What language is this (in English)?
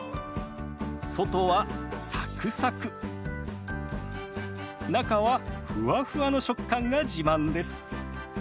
Japanese